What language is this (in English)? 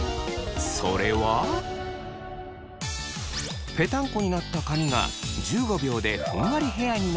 Japanese